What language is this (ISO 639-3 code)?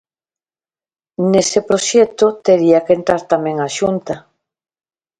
glg